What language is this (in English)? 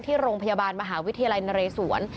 Thai